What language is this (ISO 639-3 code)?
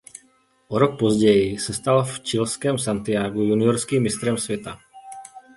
ces